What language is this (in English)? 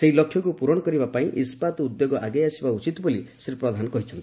Odia